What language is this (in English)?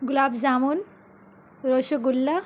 Urdu